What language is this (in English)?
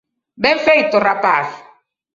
Galician